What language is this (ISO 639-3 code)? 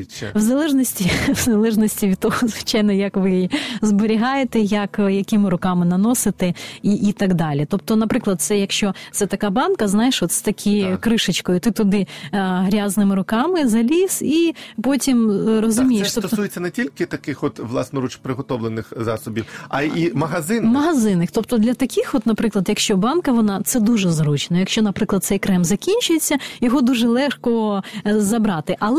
ukr